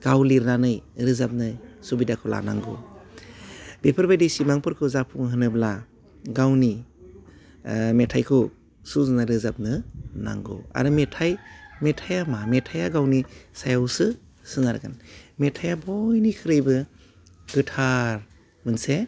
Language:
Bodo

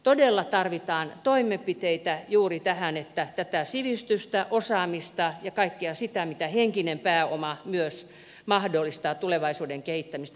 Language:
Finnish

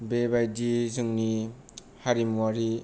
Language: Bodo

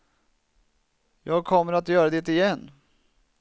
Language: Swedish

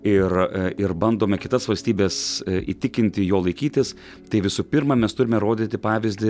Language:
Lithuanian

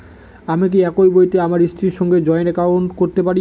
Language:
Bangla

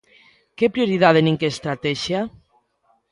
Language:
Galician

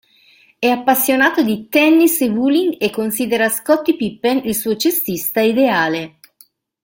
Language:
Italian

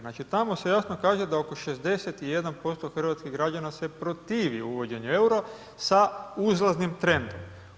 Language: Croatian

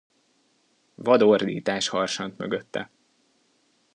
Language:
Hungarian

